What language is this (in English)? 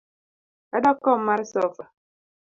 Luo (Kenya and Tanzania)